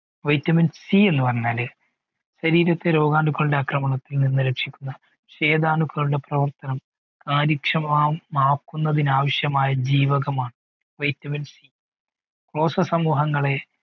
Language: Malayalam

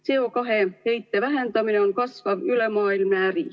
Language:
Estonian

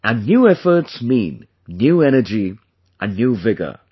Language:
English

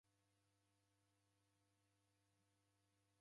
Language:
Taita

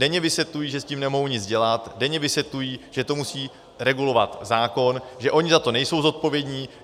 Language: Czech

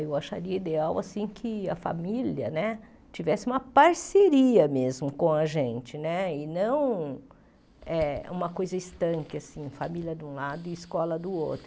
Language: Portuguese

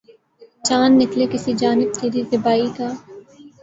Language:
Urdu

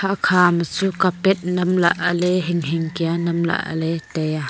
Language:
Wancho Naga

